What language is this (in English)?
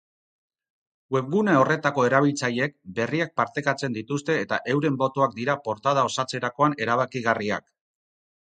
Basque